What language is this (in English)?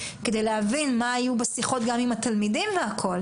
Hebrew